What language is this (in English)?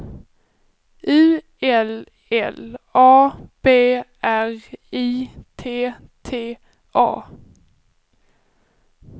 Swedish